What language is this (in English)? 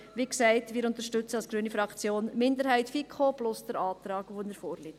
Swiss German